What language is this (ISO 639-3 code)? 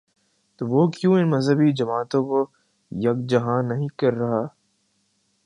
urd